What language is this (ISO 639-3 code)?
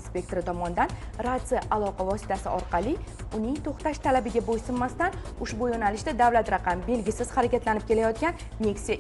tur